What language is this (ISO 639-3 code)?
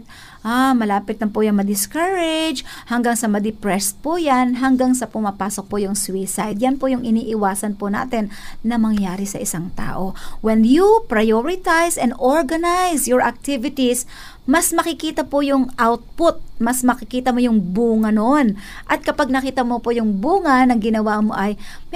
fil